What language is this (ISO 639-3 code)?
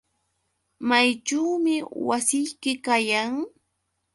qux